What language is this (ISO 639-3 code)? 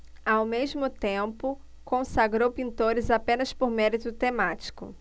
por